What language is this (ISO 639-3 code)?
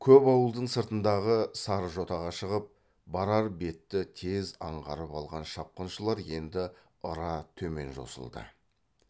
kaz